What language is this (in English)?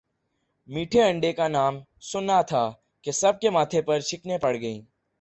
Urdu